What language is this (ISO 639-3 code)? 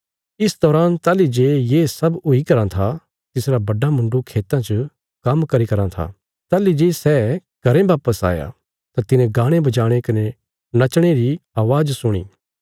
kfs